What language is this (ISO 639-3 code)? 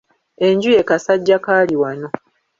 lug